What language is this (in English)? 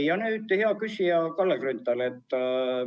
Estonian